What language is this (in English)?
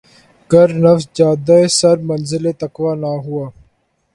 Urdu